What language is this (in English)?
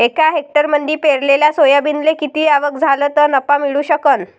Marathi